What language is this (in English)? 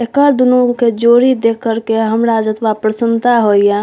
Maithili